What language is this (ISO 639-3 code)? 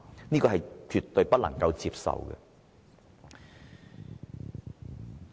yue